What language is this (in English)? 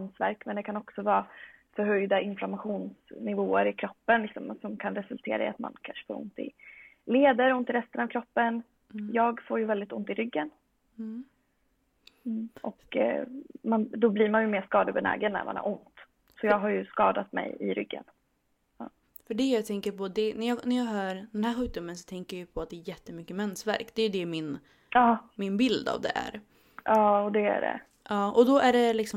Swedish